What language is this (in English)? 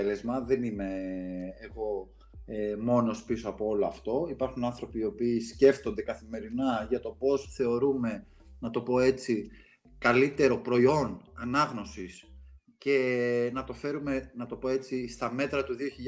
Greek